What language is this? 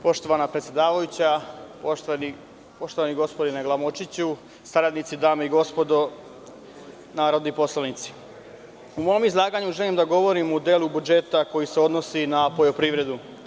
Serbian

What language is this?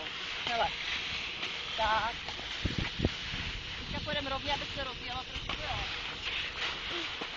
Czech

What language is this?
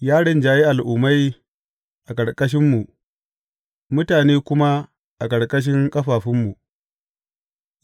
Hausa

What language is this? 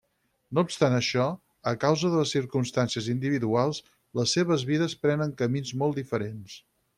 Catalan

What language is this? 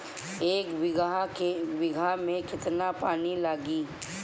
Bhojpuri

